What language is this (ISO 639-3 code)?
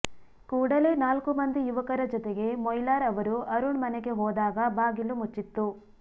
kan